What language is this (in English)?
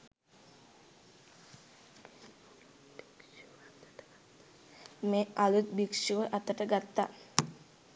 Sinhala